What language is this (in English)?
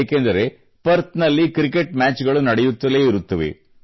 Kannada